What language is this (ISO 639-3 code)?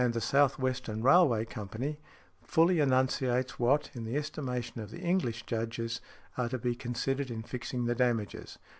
eng